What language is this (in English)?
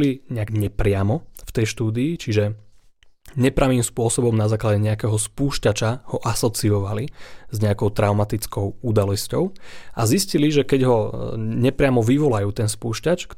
Slovak